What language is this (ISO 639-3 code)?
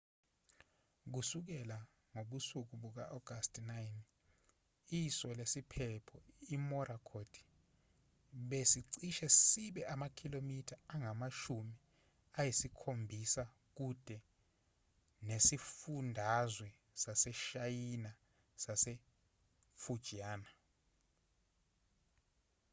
zul